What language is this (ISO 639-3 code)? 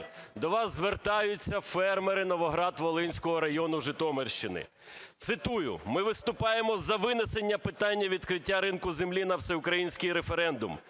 ukr